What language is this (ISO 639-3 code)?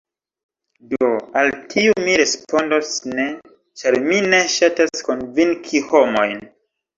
epo